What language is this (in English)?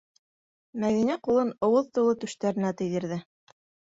Bashkir